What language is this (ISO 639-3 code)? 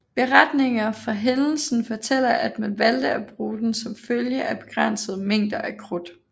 dan